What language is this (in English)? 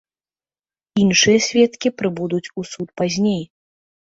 Belarusian